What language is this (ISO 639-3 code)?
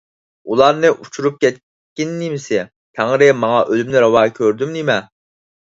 uig